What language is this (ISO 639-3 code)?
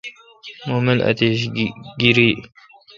xka